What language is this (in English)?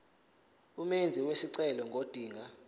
Zulu